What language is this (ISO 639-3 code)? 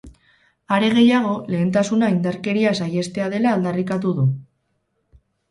eus